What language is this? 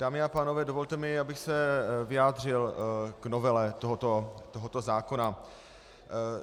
Czech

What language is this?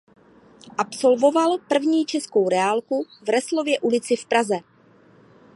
Czech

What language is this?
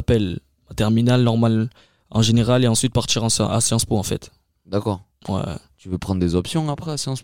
French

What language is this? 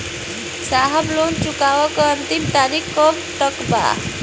Bhojpuri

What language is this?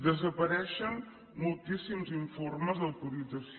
Catalan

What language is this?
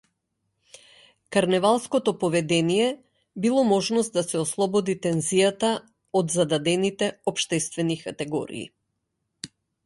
Macedonian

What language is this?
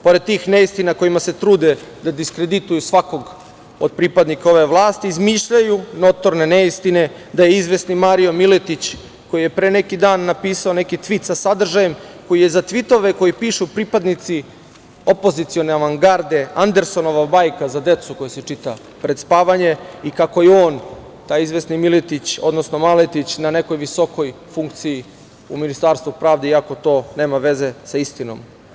Serbian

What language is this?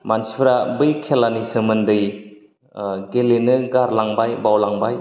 Bodo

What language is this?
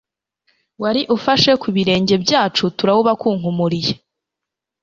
Kinyarwanda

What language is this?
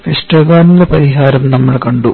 Malayalam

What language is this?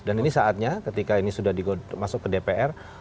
Indonesian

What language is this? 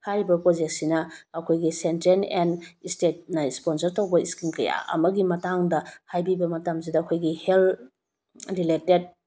Manipuri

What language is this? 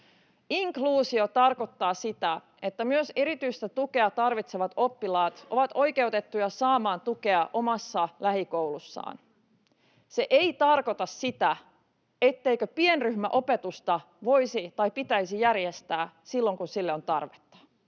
Finnish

